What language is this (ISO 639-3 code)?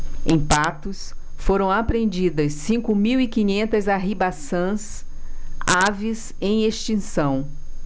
por